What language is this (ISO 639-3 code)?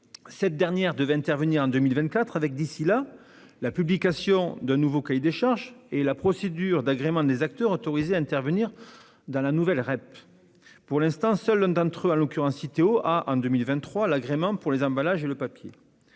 fra